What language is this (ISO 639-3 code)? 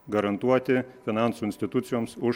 lit